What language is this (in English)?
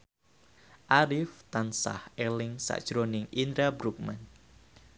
Javanese